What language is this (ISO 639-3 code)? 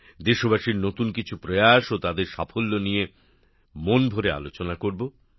ben